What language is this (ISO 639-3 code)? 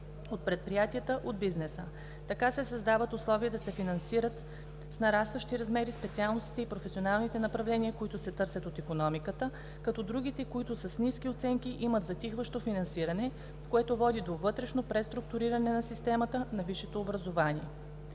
bul